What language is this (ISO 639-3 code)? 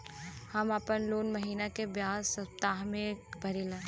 bho